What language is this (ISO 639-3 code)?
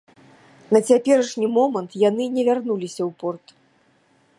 bel